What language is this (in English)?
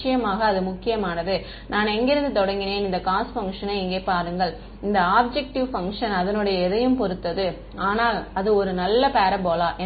Tamil